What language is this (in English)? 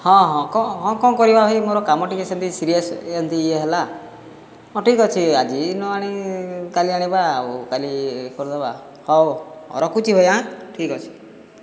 Odia